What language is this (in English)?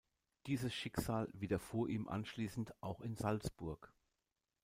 German